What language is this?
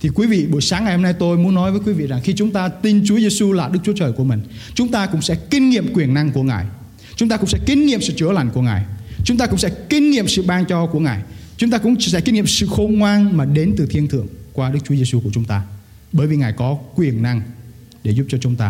Vietnamese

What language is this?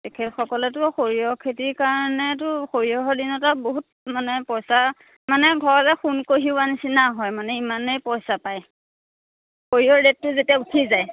Assamese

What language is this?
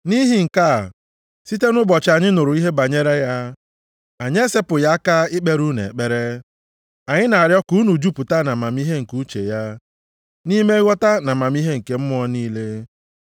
Igbo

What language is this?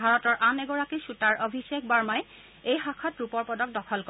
Assamese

